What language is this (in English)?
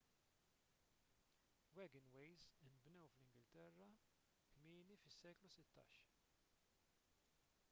Maltese